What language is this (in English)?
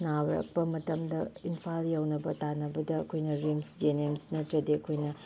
Manipuri